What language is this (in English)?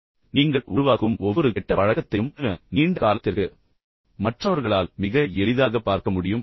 Tamil